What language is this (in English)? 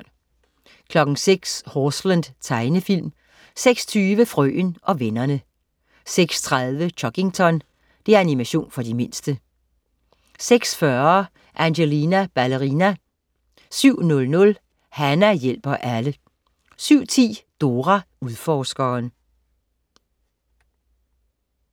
Danish